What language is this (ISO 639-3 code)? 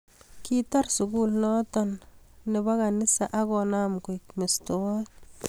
kln